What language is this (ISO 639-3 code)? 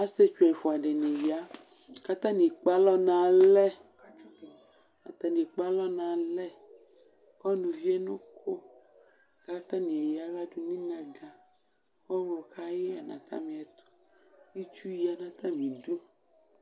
kpo